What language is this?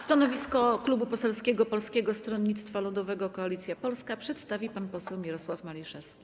Polish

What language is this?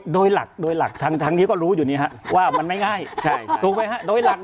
Thai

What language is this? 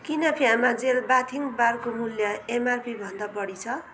Nepali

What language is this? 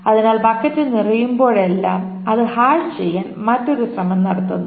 Malayalam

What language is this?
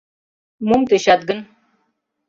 Mari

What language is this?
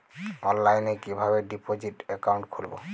Bangla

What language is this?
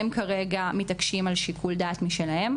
Hebrew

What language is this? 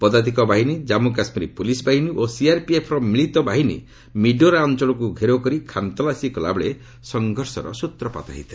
Odia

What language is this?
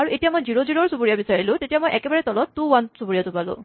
Assamese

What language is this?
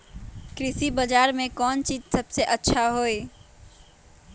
Magahi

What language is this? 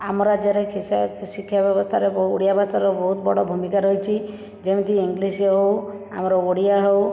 Odia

